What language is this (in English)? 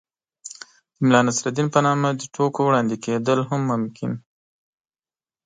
Pashto